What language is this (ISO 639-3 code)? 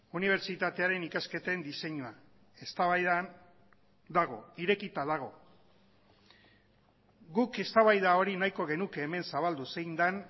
eus